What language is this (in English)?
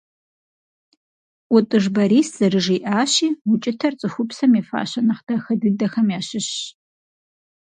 Kabardian